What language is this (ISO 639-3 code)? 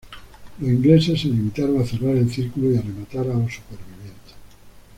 spa